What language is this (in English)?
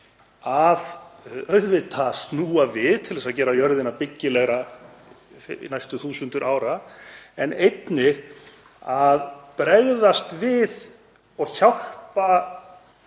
Icelandic